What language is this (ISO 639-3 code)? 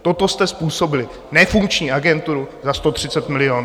ces